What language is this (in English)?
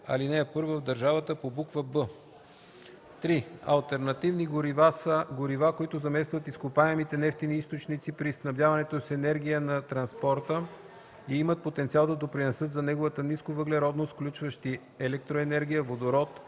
Bulgarian